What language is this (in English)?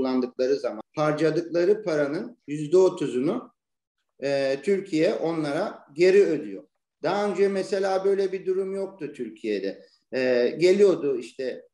Turkish